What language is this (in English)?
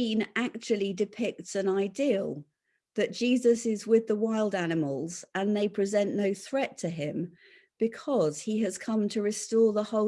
English